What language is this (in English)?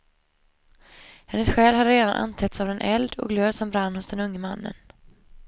Swedish